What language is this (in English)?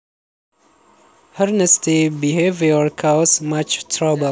Javanese